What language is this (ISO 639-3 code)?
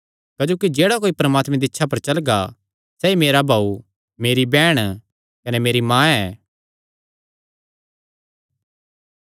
xnr